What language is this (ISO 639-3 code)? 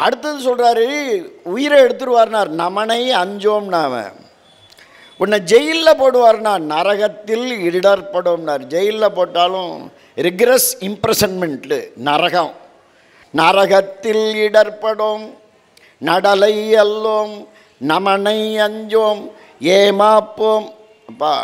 tam